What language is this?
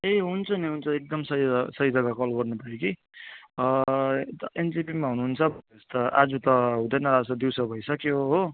Nepali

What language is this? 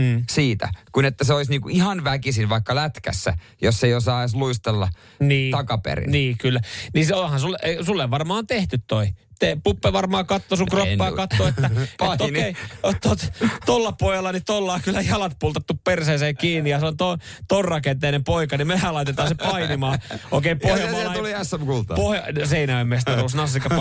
Finnish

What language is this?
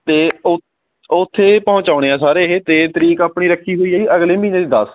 Punjabi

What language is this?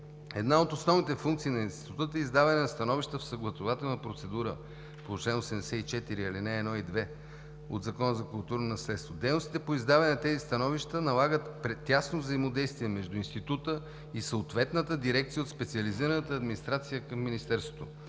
Bulgarian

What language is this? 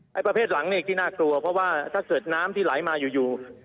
Thai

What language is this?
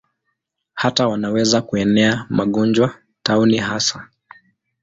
Swahili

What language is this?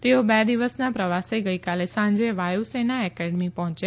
Gujarati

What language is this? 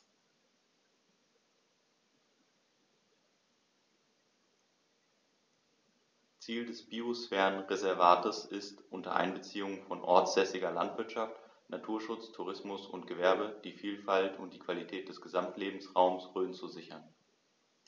German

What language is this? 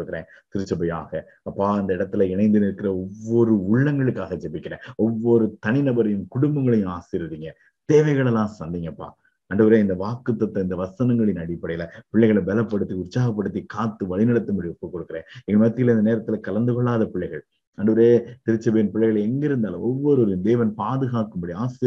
Tamil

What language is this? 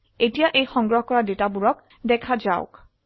Assamese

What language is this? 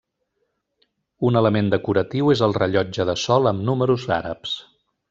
Catalan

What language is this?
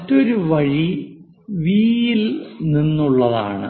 Malayalam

